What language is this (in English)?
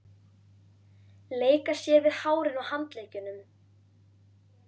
Icelandic